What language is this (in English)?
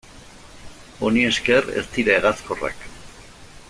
Basque